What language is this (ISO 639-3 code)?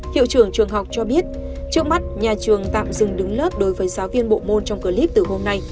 vie